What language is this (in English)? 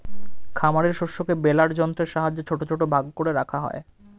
Bangla